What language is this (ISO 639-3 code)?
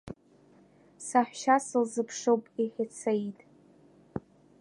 abk